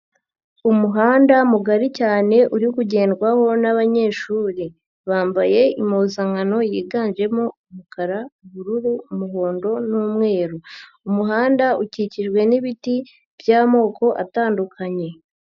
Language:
Kinyarwanda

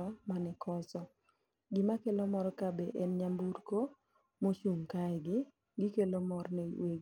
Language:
Luo (Kenya and Tanzania)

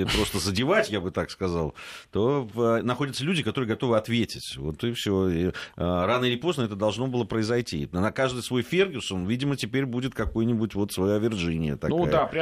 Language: Russian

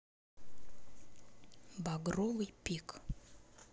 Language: Russian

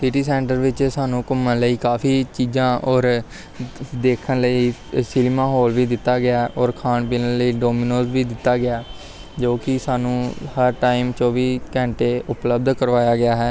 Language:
Punjabi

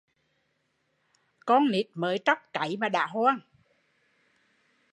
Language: Vietnamese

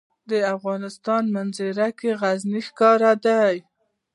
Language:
Pashto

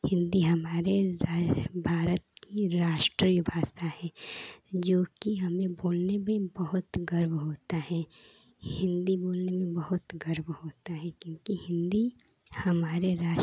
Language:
Hindi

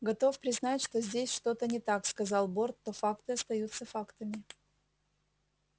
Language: Russian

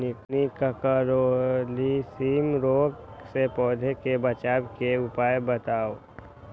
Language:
Magahi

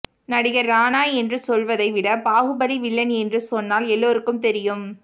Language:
Tamil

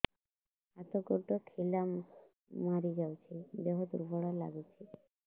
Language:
Odia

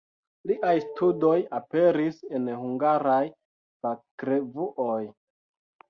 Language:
Esperanto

